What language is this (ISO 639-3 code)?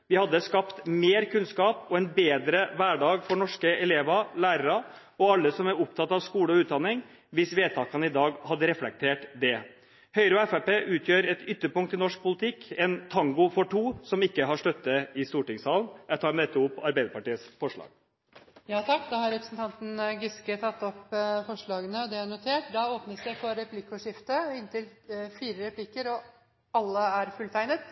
nob